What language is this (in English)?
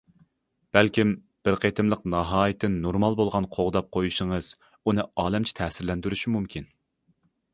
Uyghur